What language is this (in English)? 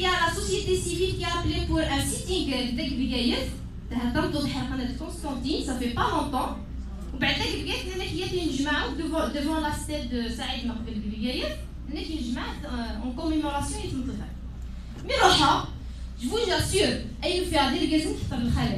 French